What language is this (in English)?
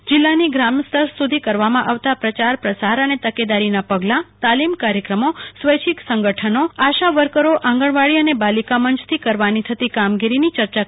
Gujarati